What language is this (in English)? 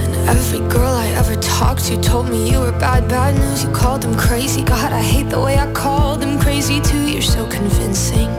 Ukrainian